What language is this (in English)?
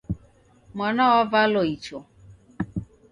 Taita